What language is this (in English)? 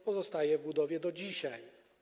Polish